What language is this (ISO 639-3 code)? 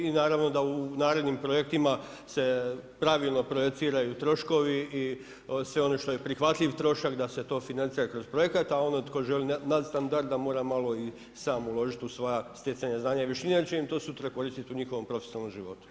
hrv